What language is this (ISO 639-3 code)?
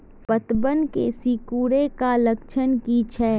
mag